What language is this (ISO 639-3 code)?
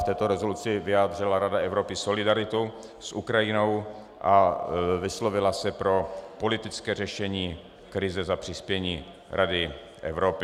ces